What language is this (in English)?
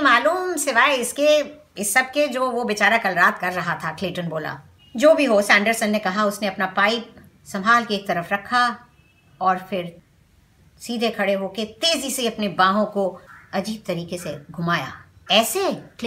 Hindi